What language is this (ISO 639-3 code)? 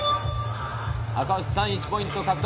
jpn